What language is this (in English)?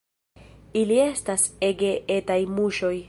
Esperanto